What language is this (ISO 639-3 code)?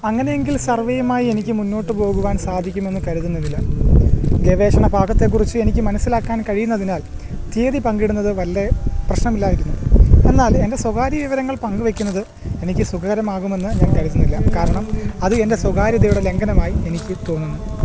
mal